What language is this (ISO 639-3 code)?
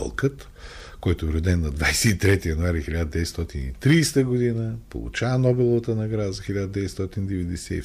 bul